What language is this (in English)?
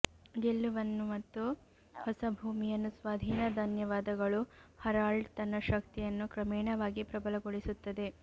Kannada